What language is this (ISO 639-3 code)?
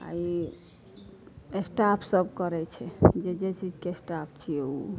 mai